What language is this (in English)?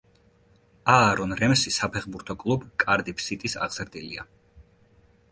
Georgian